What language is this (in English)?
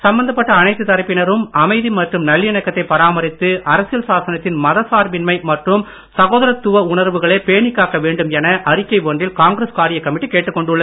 Tamil